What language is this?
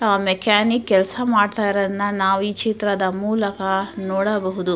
Kannada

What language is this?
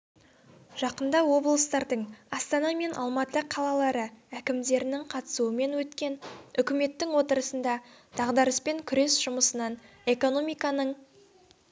Kazakh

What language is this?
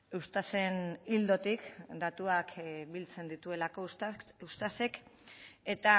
Basque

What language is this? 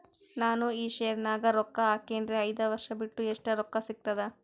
Kannada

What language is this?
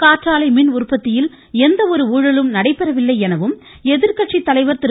Tamil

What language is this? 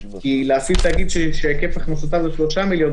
Hebrew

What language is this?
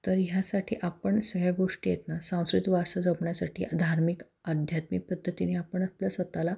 Marathi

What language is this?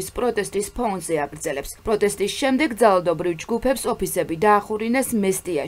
Romanian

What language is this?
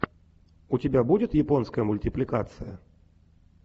Russian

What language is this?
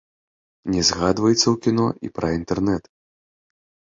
Belarusian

